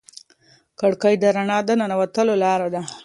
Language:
Pashto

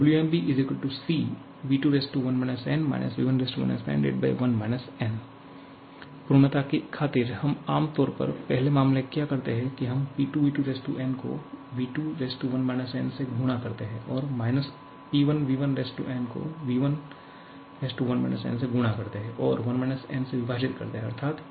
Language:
Hindi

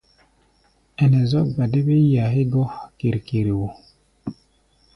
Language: Gbaya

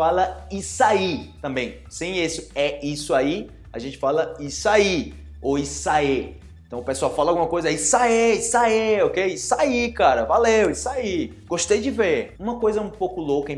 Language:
Portuguese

